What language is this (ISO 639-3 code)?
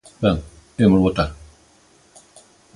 glg